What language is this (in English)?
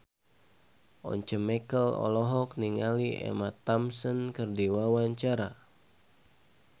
Sundanese